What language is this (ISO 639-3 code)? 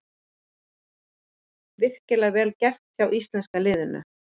isl